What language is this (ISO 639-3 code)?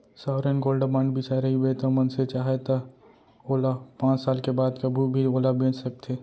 hne